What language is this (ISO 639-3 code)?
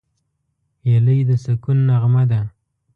pus